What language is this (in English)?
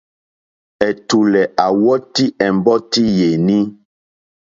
Mokpwe